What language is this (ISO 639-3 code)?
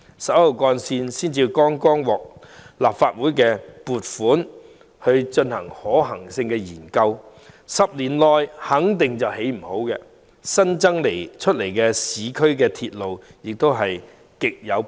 yue